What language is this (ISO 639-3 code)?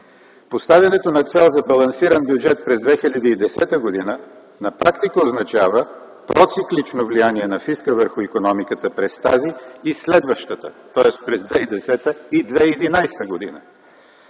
bul